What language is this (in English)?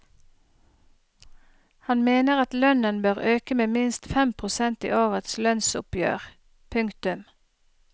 Norwegian